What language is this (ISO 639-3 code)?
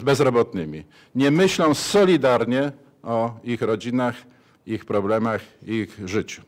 pol